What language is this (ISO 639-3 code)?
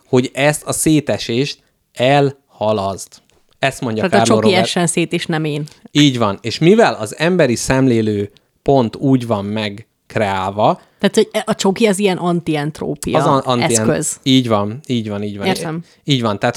hun